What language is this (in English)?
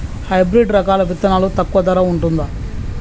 Telugu